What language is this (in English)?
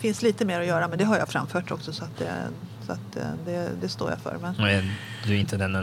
Swedish